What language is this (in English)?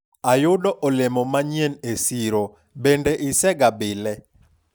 Luo (Kenya and Tanzania)